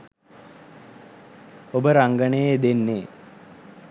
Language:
Sinhala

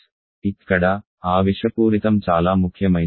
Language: Telugu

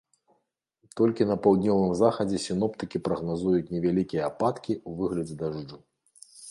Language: Belarusian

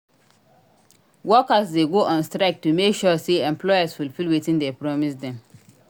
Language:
Nigerian Pidgin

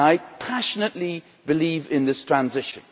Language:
English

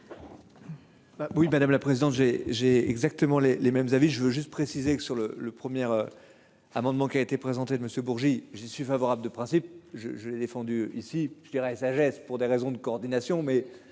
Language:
French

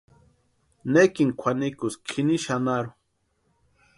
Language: Western Highland Purepecha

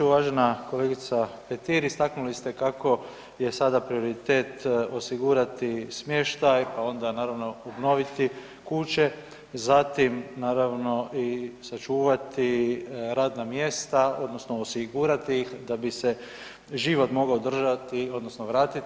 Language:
Croatian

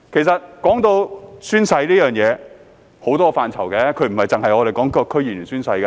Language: Cantonese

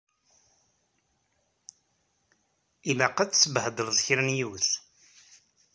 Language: Kabyle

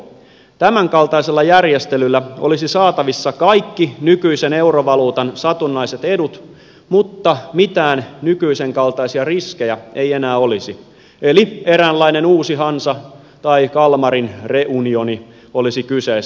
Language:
Finnish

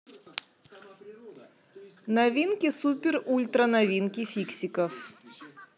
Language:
Russian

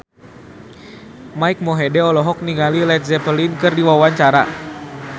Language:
Sundanese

